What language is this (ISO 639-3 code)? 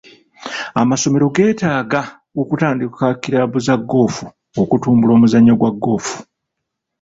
lug